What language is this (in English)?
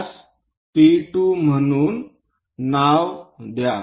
Marathi